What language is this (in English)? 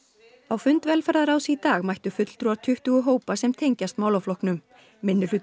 Icelandic